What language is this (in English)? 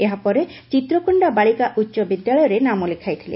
Odia